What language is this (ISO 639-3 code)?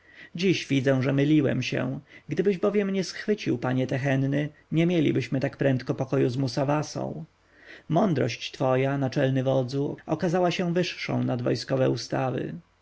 pol